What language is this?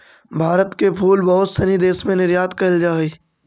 Magahi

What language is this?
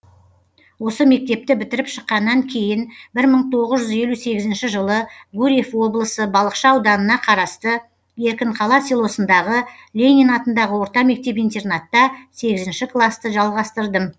Kazakh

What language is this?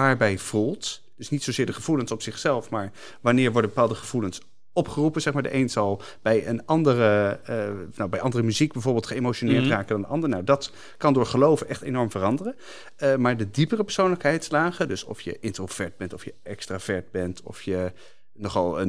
Dutch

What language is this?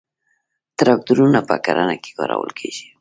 Pashto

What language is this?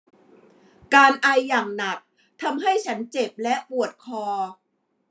Thai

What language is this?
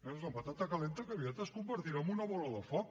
Catalan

